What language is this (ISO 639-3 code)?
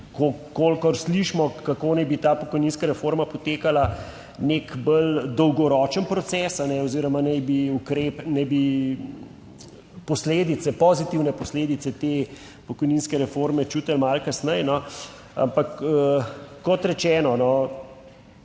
slv